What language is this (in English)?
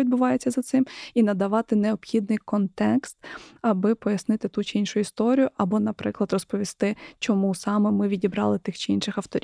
Ukrainian